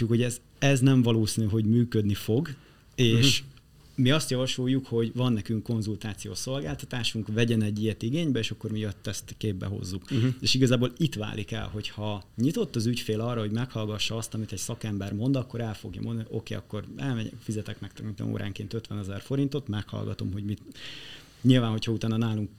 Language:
Hungarian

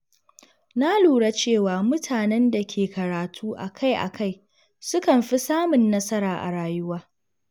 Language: Hausa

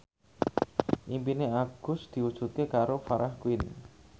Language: Javanese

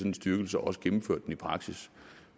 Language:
Danish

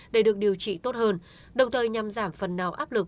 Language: Vietnamese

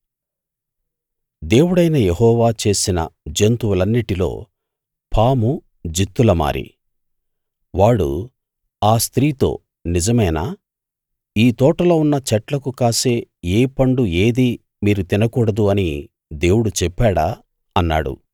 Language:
Telugu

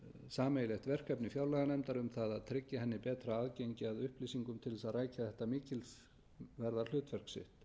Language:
Icelandic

